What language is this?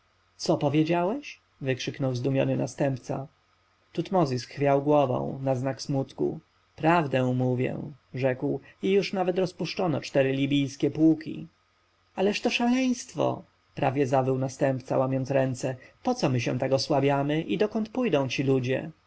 Polish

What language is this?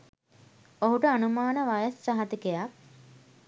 Sinhala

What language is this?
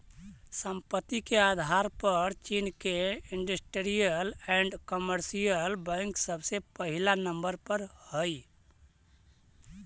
Magahi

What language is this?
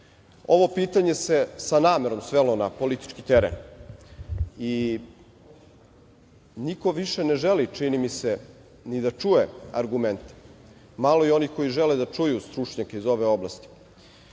Serbian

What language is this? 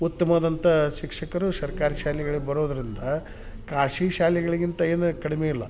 Kannada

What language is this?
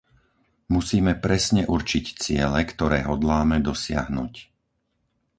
Slovak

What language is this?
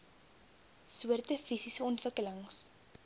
Afrikaans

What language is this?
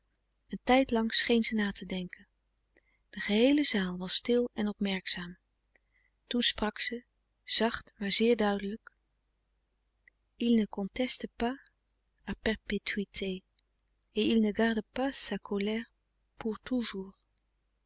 Dutch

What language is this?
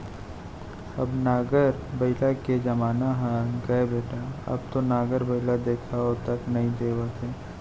Chhattisgarhi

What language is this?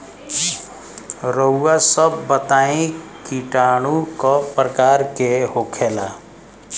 Bhojpuri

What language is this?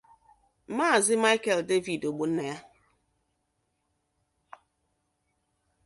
Igbo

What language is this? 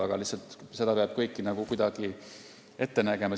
Estonian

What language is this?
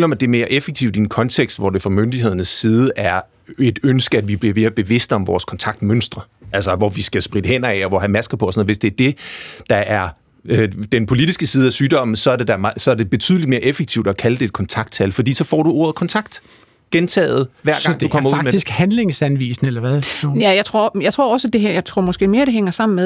Danish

